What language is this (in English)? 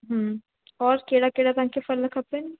Sindhi